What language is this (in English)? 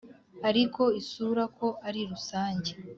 Kinyarwanda